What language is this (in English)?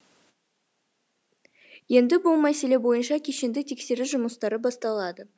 Kazakh